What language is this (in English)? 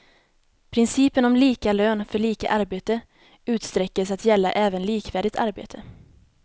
Swedish